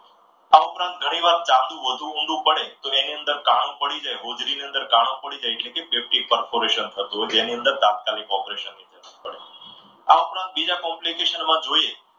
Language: Gujarati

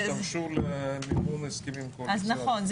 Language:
Hebrew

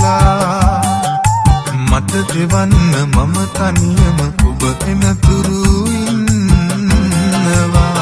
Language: Sinhala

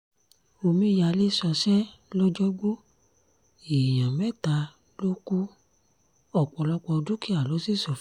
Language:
Yoruba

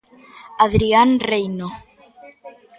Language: Galician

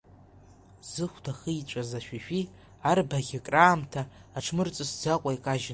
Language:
Abkhazian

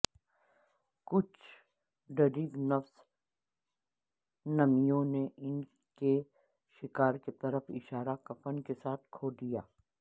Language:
Urdu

